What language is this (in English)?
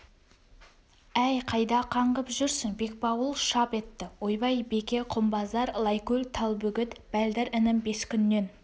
Kazakh